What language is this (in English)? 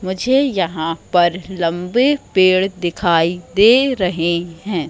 Hindi